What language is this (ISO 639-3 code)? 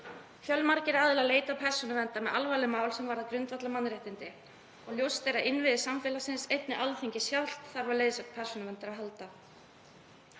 isl